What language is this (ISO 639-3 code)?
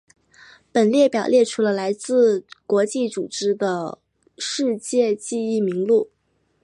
zho